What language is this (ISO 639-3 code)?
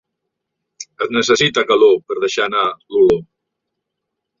cat